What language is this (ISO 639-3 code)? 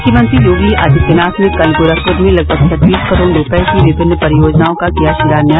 hin